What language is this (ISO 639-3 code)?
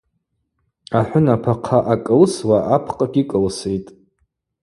abq